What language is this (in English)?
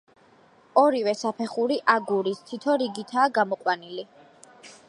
Georgian